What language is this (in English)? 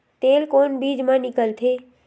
Chhattisgarhi